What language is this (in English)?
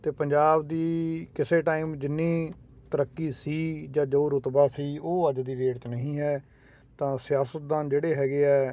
Punjabi